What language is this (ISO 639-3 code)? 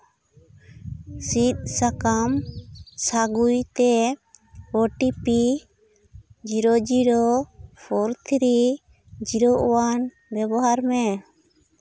sat